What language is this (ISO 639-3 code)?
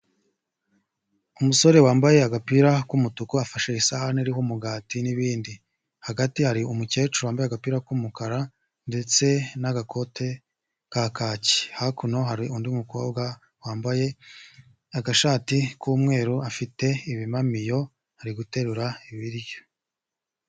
kin